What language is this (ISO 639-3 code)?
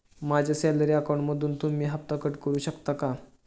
mar